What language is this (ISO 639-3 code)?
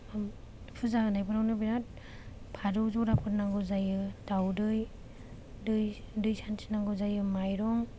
brx